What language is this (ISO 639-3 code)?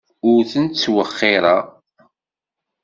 kab